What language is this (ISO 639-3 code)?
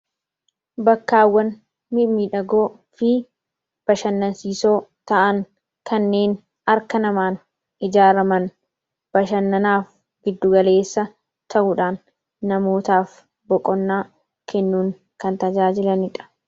orm